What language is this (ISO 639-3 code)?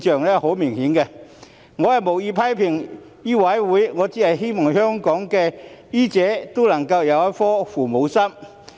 yue